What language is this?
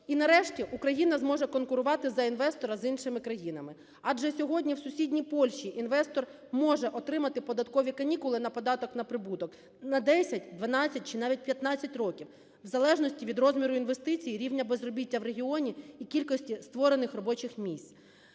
Ukrainian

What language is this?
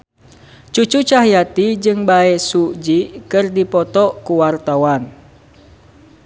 Sundanese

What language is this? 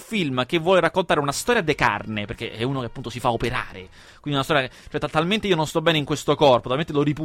Italian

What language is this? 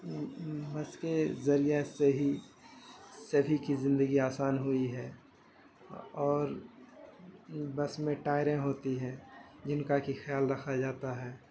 Urdu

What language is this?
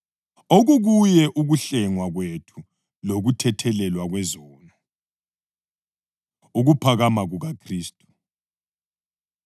North Ndebele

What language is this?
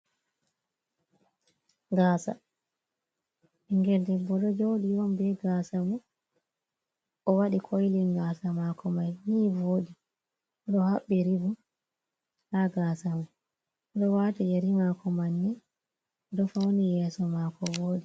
Fula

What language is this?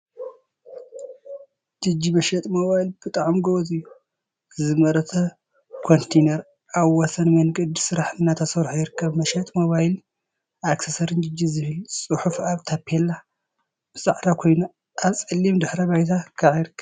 Tigrinya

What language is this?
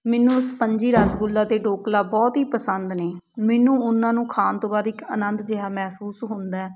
Punjabi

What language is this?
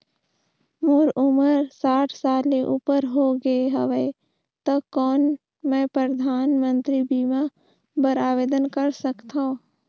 Chhattisgarhi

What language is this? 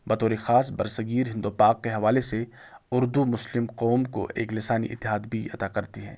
Urdu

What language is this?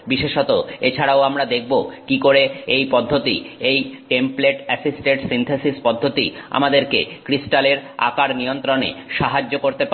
Bangla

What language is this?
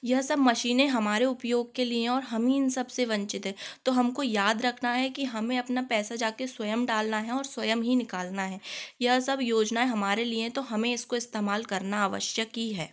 Hindi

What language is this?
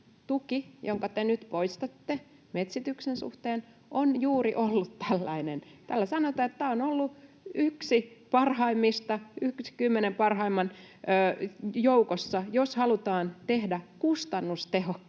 Finnish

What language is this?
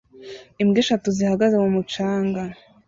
Kinyarwanda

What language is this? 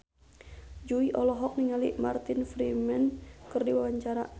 Sundanese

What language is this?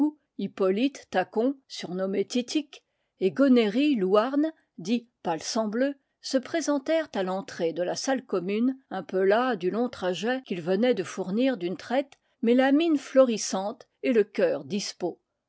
French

